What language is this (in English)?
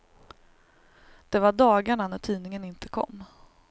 Swedish